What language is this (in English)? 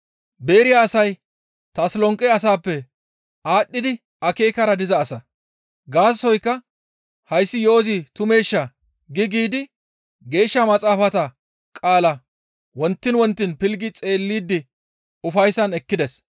Gamo